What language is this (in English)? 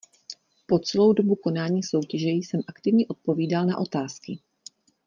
Czech